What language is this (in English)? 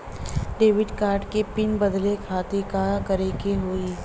Bhojpuri